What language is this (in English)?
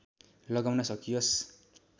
Nepali